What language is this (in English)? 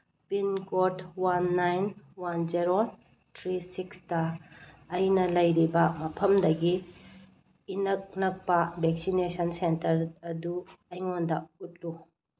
Manipuri